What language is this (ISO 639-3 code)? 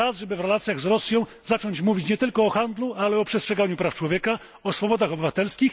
pol